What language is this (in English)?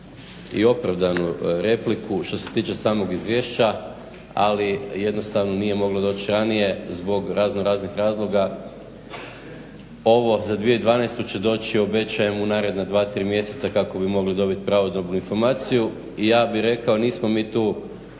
Croatian